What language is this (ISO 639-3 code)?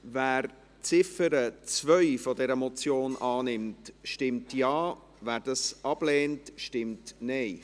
gsw